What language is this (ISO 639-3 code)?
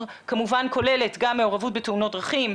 heb